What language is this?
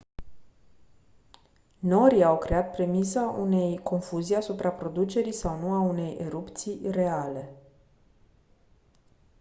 Romanian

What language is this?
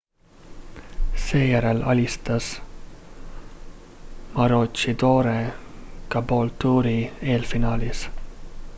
Estonian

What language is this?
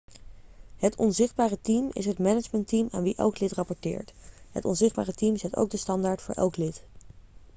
Dutch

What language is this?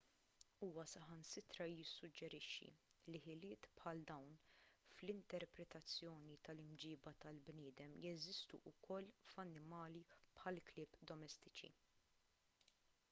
Maltese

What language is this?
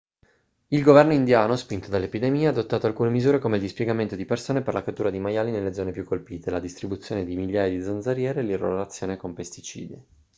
Italian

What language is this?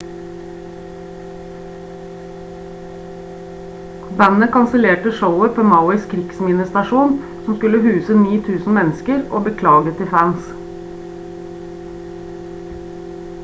Norwegian Bokmål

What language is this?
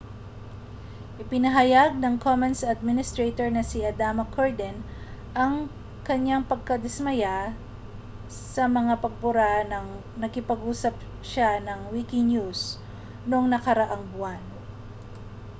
Filipino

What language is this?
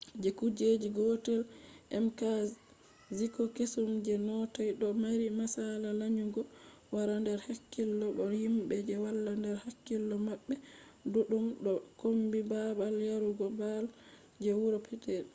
Fula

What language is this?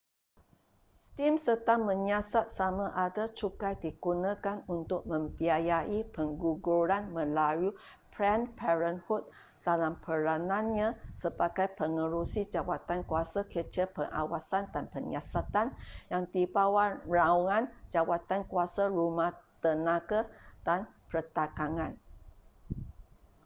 Malay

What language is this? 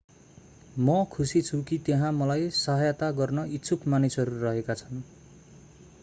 Nepali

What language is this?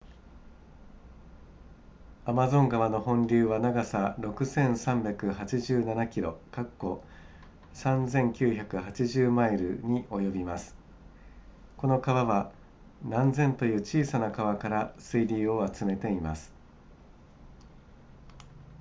Japanese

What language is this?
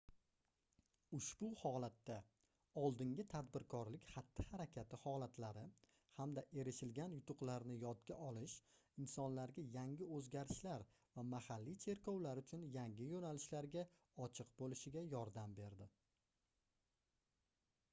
Uzbek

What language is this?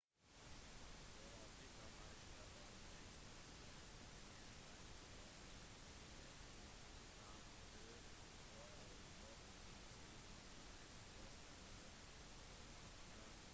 Norwegian Bokmål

